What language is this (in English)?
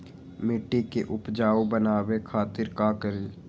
Magahi